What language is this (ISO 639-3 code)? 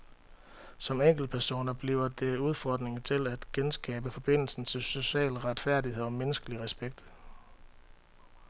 dan